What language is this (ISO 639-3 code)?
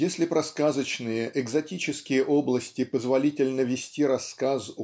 rus